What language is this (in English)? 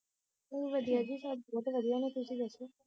Punjabi